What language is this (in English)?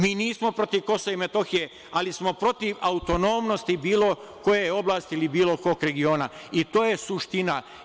Serbian